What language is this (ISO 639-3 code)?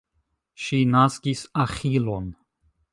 epo